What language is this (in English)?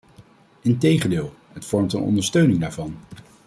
Dutch